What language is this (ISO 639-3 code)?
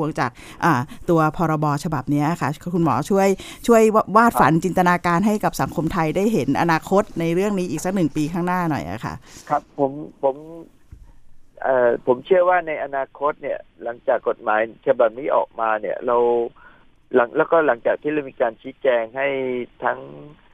tha